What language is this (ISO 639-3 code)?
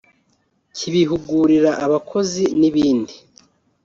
kin